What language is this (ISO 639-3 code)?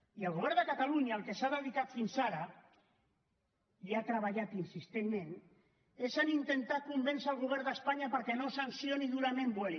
cat